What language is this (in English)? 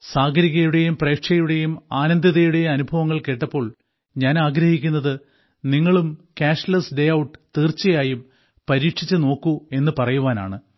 Malayalam